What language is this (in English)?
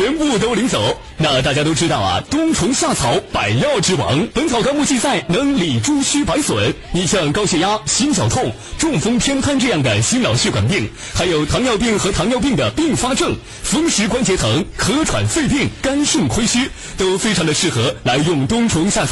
Chinese